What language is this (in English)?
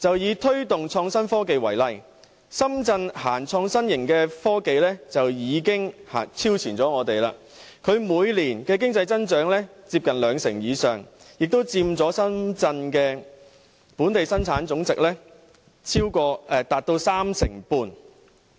Cantonese